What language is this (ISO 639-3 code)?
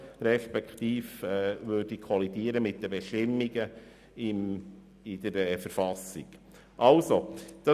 gsw